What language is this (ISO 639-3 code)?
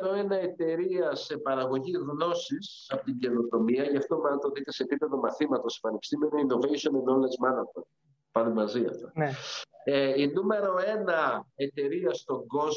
ell